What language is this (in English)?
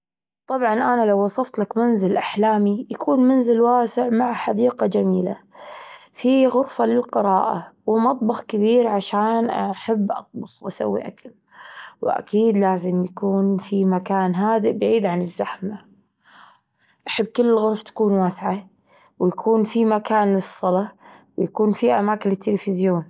Gulf Arabic